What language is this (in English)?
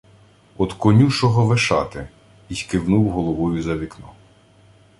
Ukrainian